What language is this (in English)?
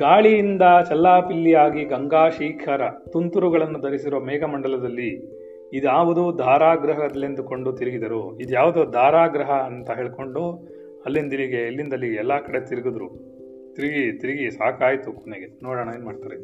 Kannada